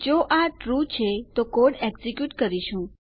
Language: Gujarati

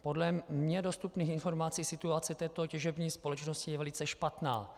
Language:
Czech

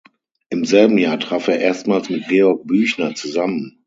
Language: German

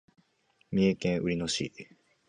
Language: Japanese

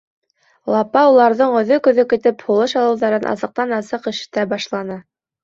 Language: Bashkir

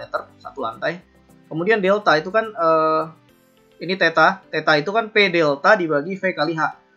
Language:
Indonesian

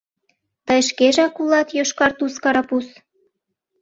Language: Mari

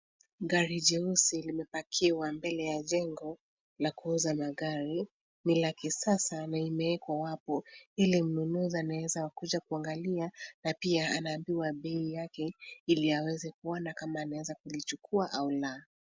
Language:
Swahili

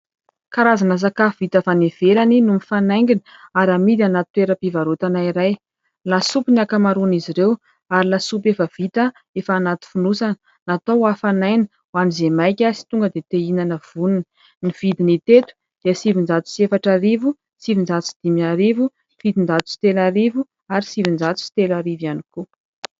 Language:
Malagasy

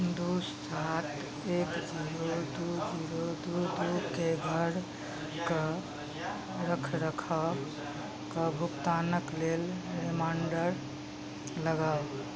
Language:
Maithili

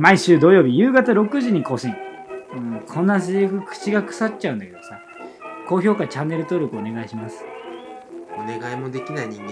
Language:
Japanese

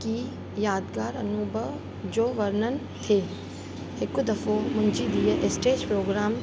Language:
Sindhi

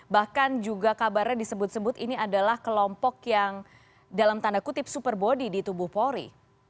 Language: Indonesian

